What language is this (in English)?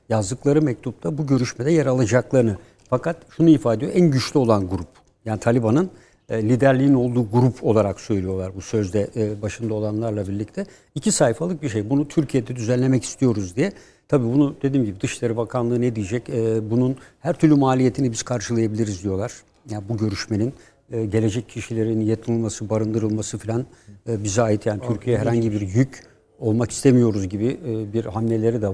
Turkish